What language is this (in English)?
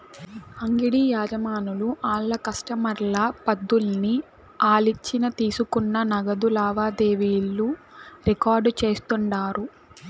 Telugu